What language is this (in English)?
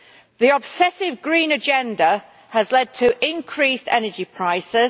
English